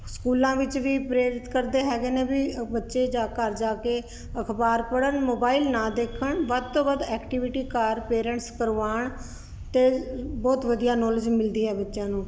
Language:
Punjabi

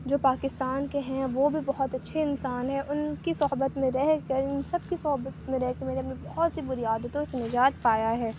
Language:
Urdu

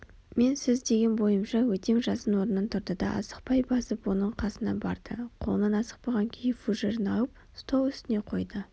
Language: Kazakh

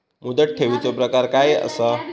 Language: Marathi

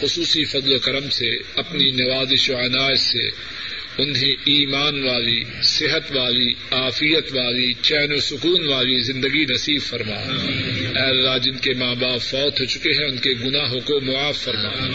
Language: Urdu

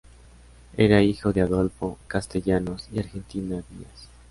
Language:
Spanish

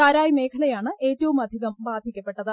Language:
Malayalam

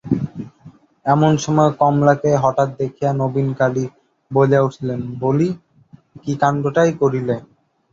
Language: Bangla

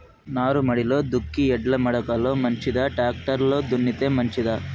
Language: Telugu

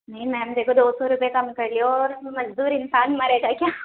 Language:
Urdu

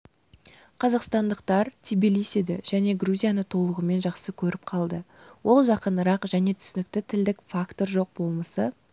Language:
Kazakh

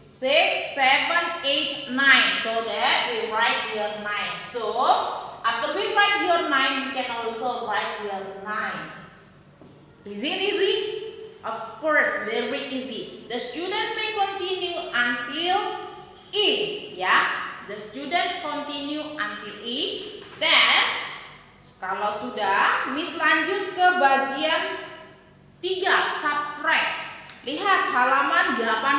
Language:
Indonesian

